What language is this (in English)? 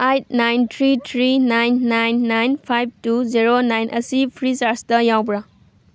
Manipuri